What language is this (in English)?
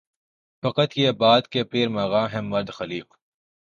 Urdu